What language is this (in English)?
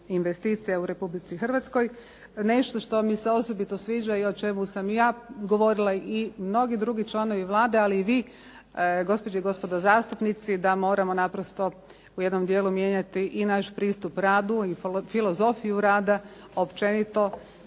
Croatian